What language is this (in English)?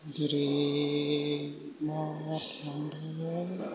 Bodo